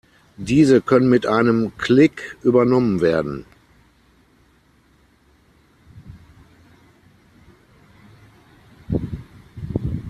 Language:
German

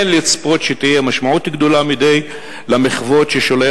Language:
Hebrew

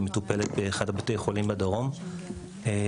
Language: Hebrew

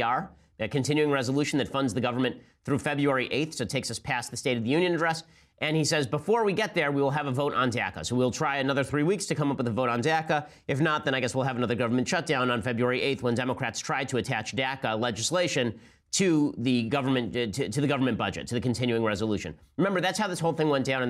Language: English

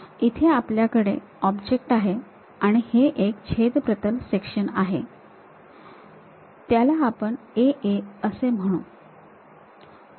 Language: Marathi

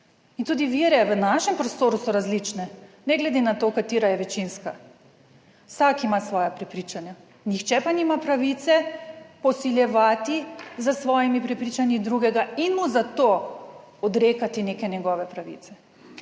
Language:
Slovenian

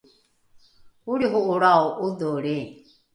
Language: Rukai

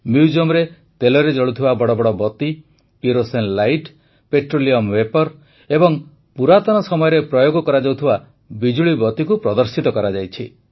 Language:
Odia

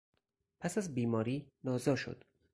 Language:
Persian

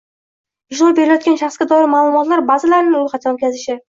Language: Uzbek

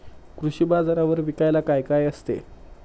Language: Marathi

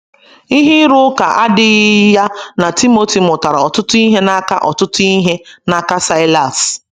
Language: Igbo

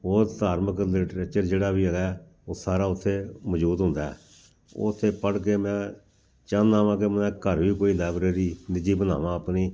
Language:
Punjabi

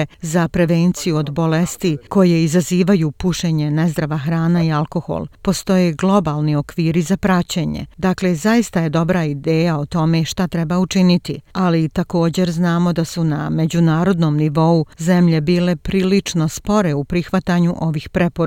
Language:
Croatian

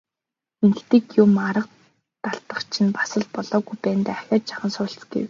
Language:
Mongolian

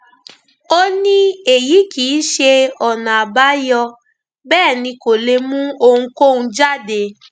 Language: Yoruba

